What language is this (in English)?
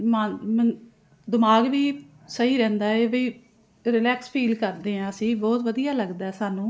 Punjabi